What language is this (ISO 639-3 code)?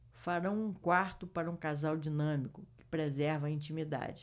por